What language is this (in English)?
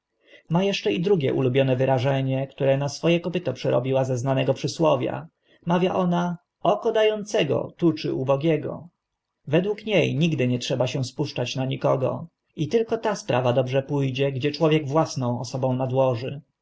Polish